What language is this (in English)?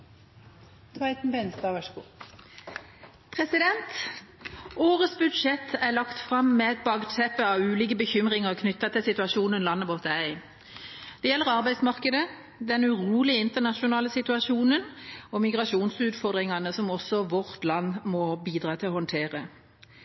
Norwegian Bokmål